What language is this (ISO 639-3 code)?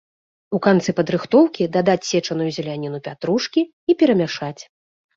bel